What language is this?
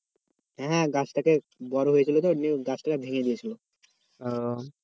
Bangla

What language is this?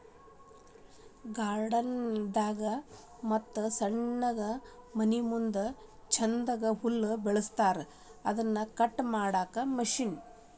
Kannada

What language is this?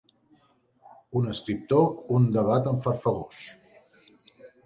Catalan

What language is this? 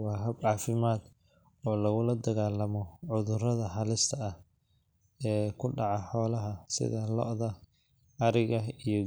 Somali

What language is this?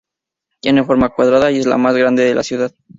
Spanish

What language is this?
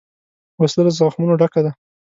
Pashto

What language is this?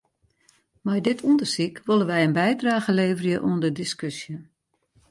Western Frisian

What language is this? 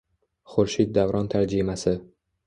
Uzbek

